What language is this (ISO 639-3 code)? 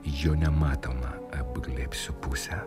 lit